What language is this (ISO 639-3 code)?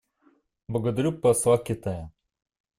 rus